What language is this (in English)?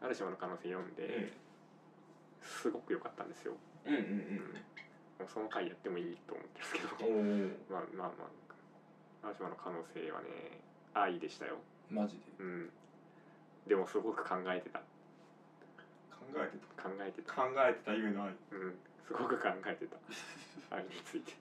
Japanese